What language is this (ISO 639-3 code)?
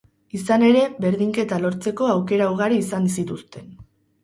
eus